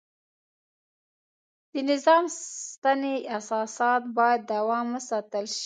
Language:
Pashto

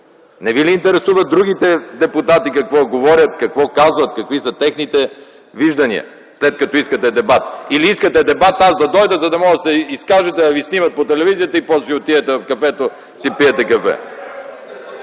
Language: Bulgarian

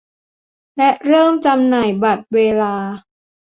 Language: Thai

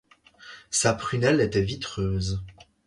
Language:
French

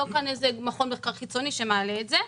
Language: Hebrew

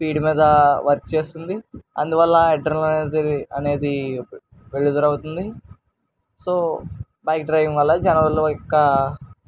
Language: Telugu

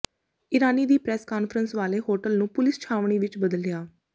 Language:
Punjabi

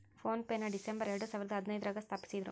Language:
Kannada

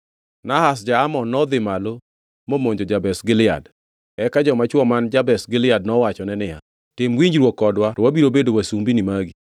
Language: Luo (Kenya and Tanzania)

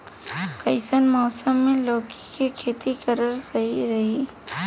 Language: Bhojpuri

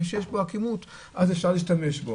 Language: Hebrew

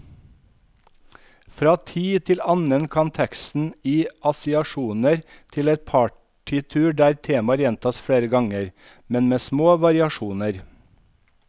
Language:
Norwegian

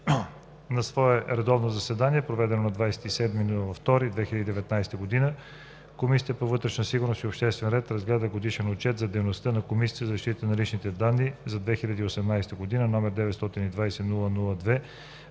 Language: Bulgarian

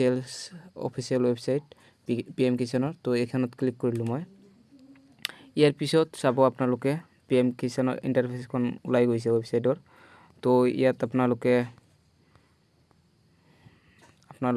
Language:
Hindi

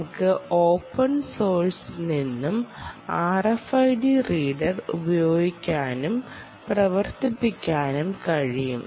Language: Malayalam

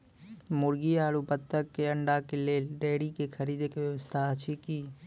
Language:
Maithili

